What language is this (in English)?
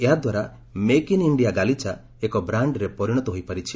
Odia